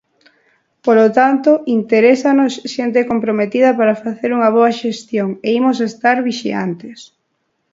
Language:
Galician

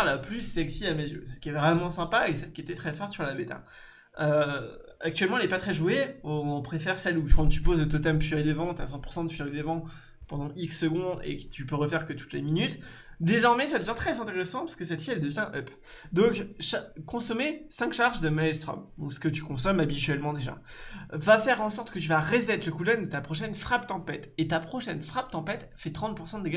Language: French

